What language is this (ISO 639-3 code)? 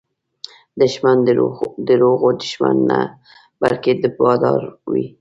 pus